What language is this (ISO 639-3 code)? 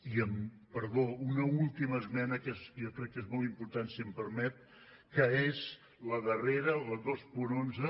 cat